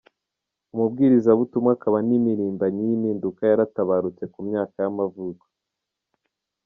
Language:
Kinyarwanda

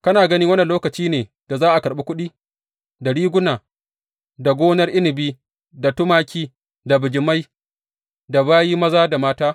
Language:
Hausa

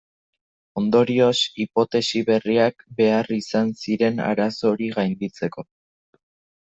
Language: Basque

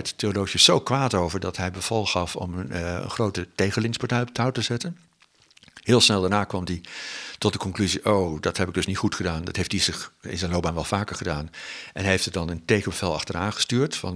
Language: Dutch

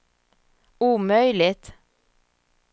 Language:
Swedish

